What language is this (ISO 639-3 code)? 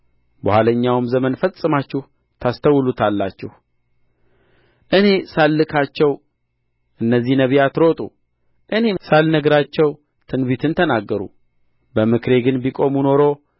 amh